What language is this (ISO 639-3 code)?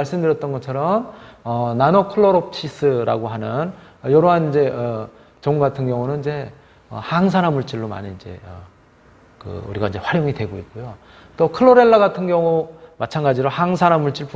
kor